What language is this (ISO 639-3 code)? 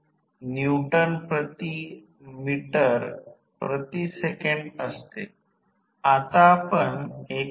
mar